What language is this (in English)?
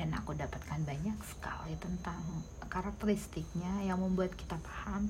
Indonesian